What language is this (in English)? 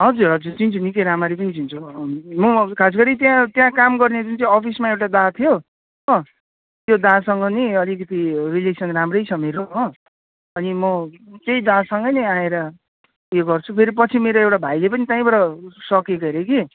Nepali